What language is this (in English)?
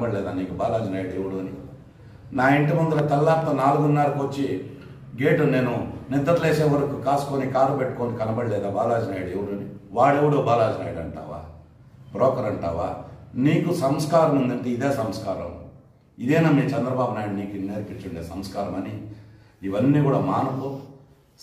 Telugu